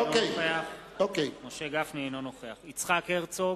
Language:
Hebrew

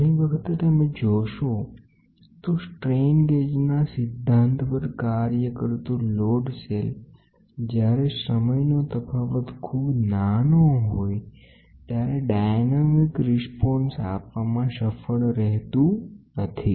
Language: Gujarati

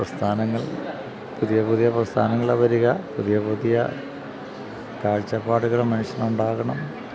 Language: Malayalam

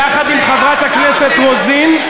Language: Hebrew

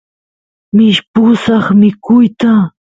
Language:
Santiago del Estero Quichua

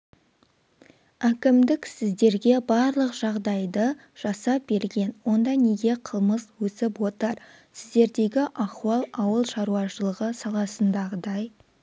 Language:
Kazakh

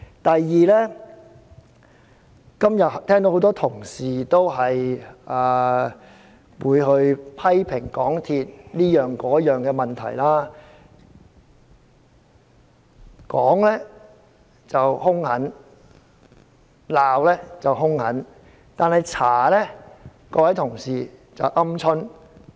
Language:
Cantonese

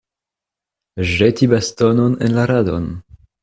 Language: Esperanto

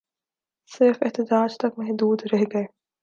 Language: Urdu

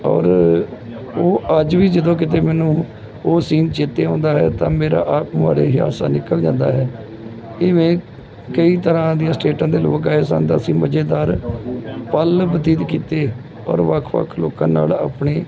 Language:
Punjabi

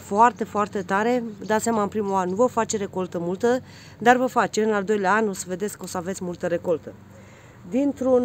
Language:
Romanian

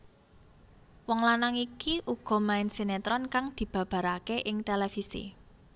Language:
Javanese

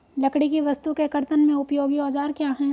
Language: Hindi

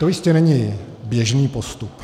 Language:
Czech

